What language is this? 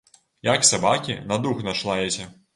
Belarusian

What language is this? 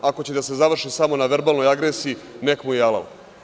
Serbian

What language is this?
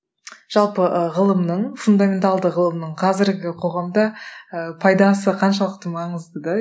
Kazakh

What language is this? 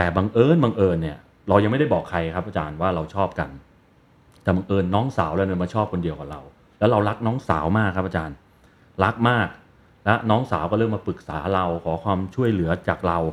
Thai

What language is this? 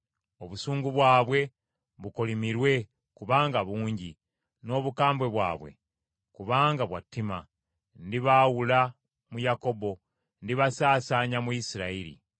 Ganda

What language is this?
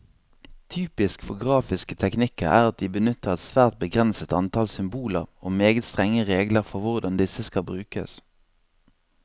Norwegian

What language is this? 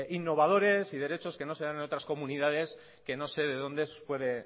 Spanish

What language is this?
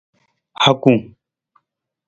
Nawdm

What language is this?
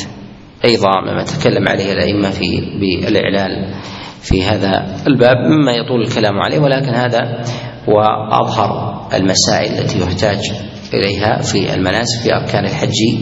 Arabic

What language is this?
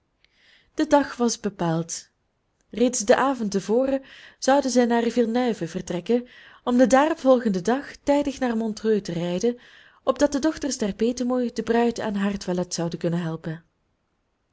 Dutch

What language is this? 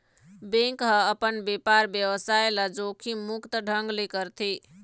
Chhattisgarhi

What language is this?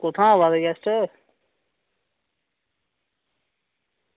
Dogri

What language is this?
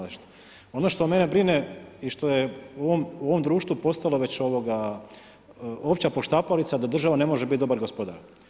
Croatian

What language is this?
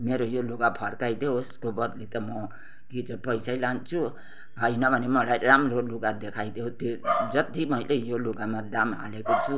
Nepali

